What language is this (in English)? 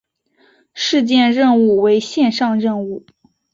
Chinese